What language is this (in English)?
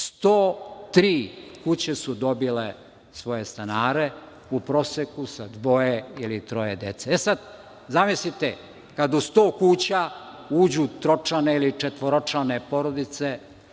Serbian